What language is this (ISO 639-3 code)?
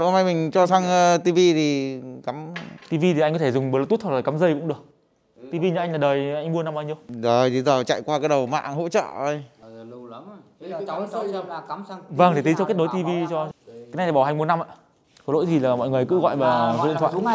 vie